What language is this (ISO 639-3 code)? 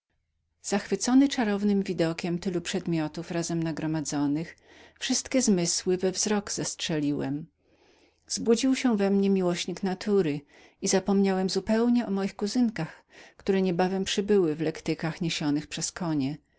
pol